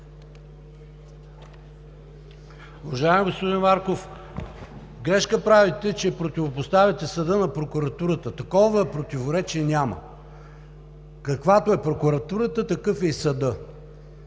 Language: Bulgarian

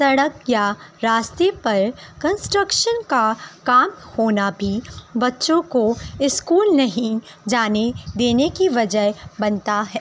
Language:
Urdu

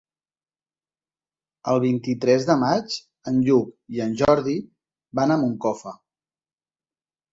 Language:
Catalan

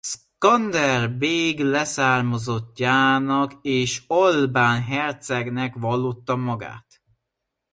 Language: Hungarian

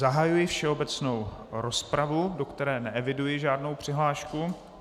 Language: Czech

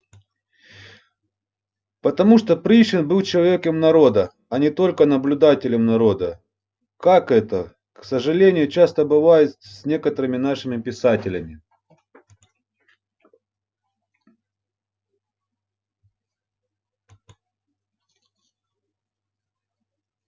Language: Russian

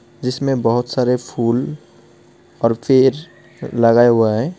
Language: Hindi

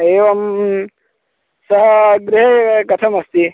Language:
Sanskrit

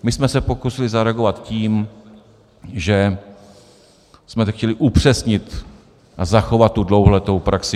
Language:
Czech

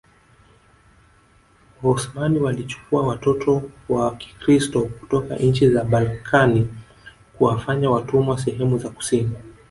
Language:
Swahili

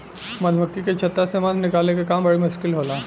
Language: Bhojpuri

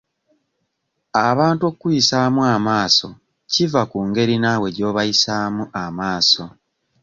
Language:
Ganda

